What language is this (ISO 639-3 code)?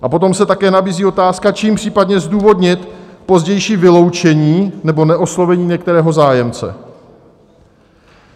ces